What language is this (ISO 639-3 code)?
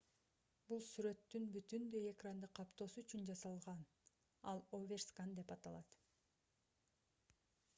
kir